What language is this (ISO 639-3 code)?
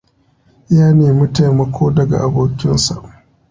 hau